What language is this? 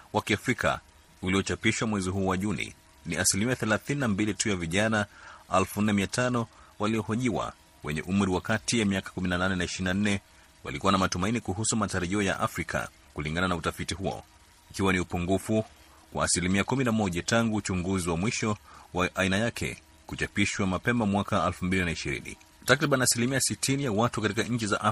Swahili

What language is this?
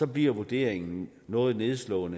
Danish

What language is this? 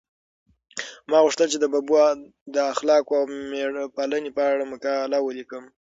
Pashto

